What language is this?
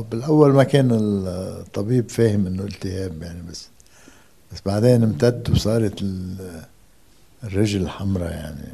Arabic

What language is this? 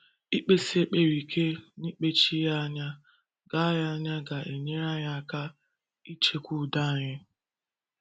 Igbo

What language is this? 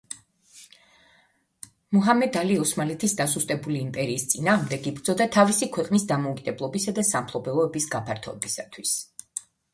Georgian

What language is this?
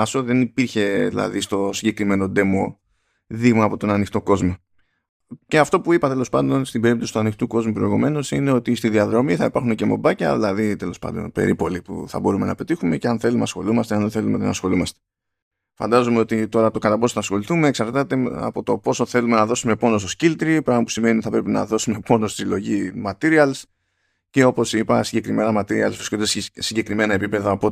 Greek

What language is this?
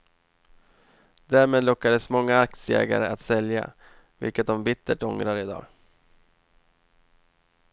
Swedish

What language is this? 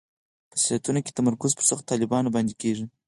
Pashto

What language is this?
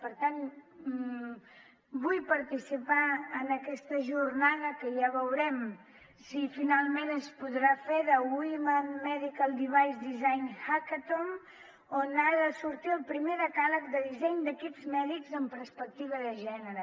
Catalan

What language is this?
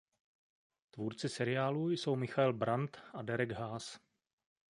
Czech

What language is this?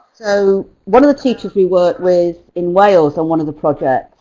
English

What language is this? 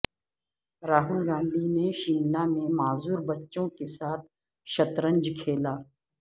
Urdu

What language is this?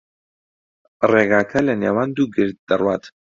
Central Kurdish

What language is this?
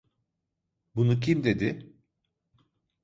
Turkish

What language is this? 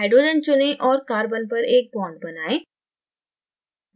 Hindi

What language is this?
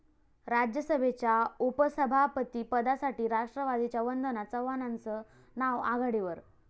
Marathi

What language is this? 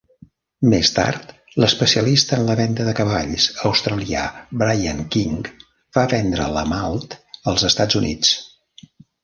Catalan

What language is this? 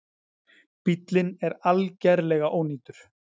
Icelandic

